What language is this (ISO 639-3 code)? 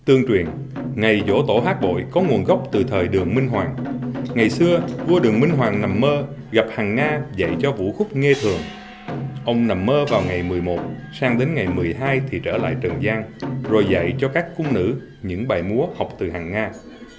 vie